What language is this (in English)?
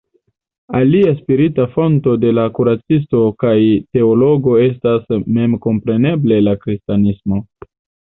Esperanto